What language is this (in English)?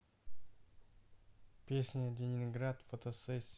Russian